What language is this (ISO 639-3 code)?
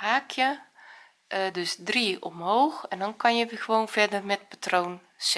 nld